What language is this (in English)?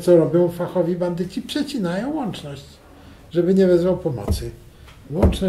Polish